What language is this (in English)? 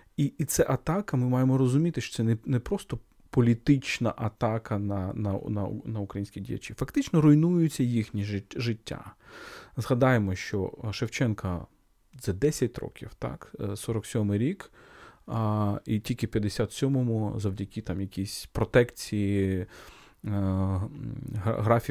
Ukrainian